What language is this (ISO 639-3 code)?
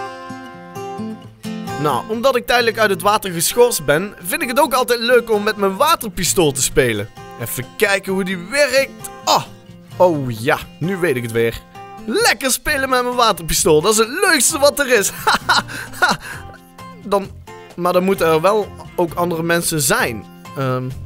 nld